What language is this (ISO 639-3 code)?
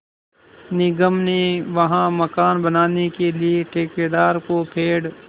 hin